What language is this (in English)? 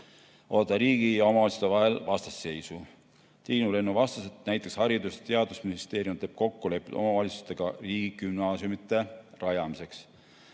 Estonian